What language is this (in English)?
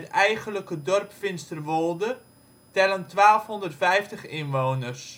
Dutch